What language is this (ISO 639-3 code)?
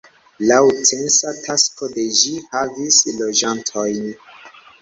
epo